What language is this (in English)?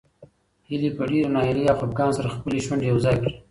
Pashto